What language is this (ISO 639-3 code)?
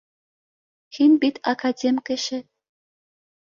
bak